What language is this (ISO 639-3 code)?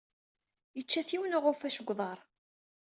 kab